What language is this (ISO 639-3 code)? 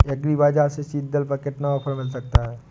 hin